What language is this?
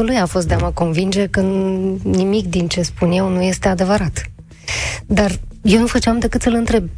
Romanian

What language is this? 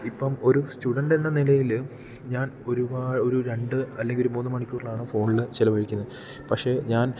Malayalam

